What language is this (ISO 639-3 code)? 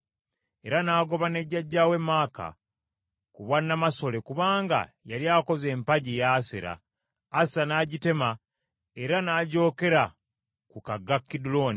lug